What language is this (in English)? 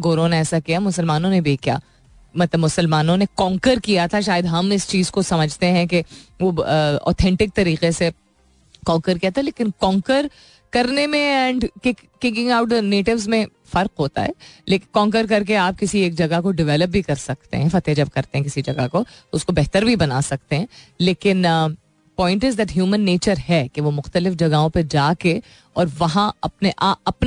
Hindi